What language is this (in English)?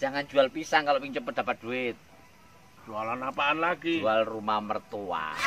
Indonesian